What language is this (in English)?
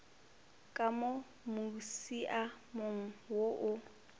Northern Sotho